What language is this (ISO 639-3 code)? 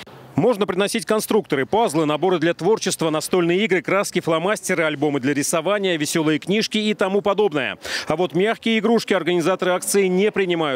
rus